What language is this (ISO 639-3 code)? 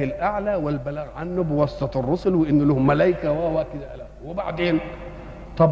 ara